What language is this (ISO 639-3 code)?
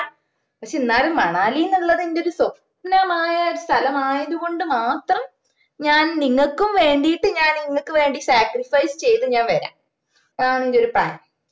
mal